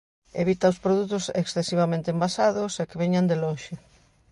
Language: Galician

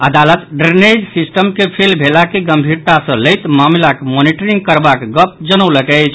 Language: Maithili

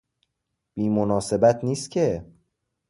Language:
Persian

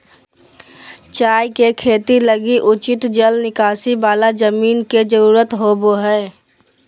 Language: Magahi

